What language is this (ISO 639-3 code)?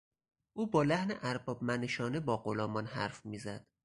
fas